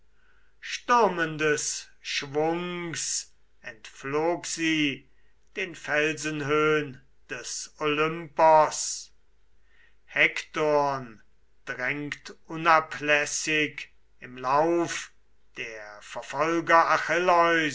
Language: German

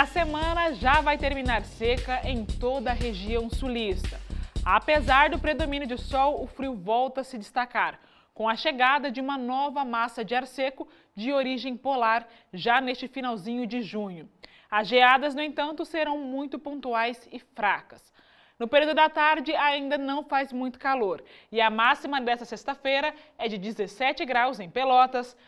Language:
Portuguese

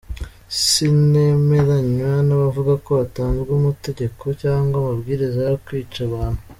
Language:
Kinyarwanda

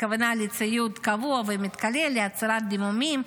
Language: Hebrew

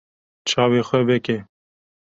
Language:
Kurdish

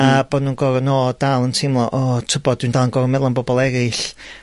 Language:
Welsh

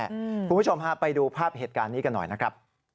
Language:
Thai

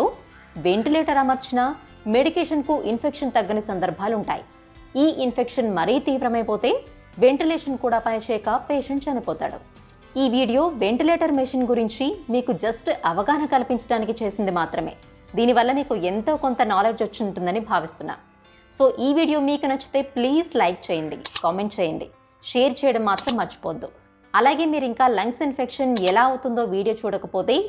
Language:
Telugu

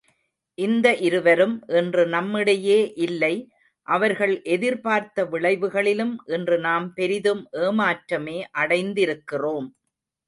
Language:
Tamil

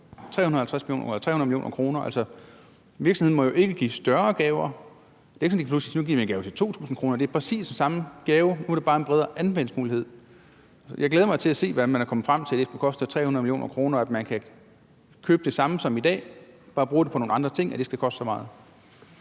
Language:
Danish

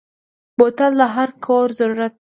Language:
Pashto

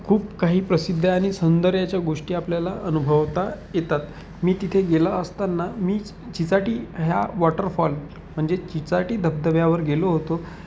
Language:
Marathi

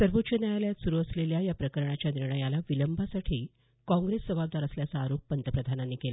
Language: Marathi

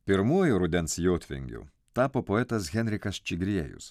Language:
Lithuanian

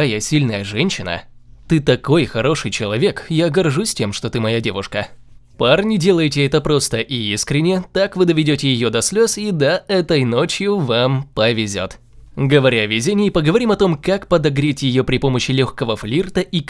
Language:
Russian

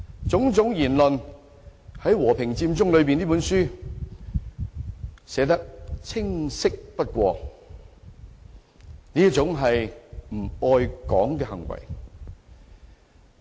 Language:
Cantonese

